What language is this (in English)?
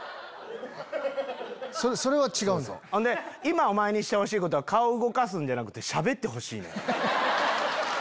Japanese